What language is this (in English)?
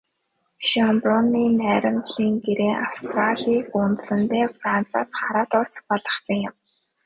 Mongolian